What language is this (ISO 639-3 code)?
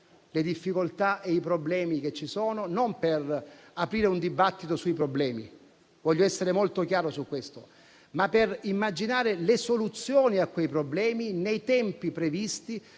ita